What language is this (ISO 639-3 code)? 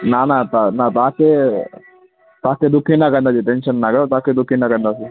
snd